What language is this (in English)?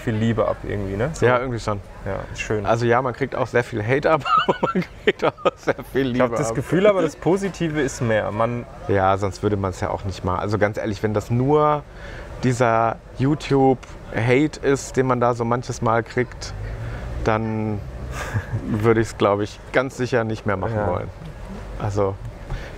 German